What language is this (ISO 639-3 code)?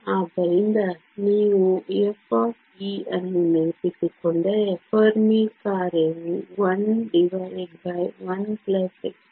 kan